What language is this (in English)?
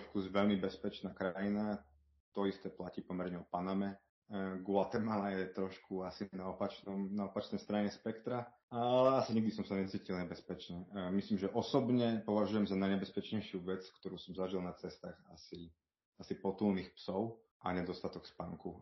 Slovak